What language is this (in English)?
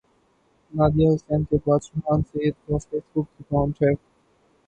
Urdu